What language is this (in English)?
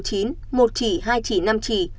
Vietnamese